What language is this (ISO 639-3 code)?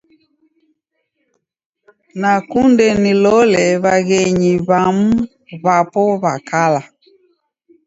dav